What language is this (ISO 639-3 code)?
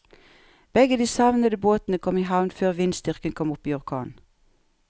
nor